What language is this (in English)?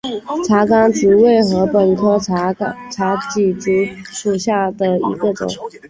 Chinese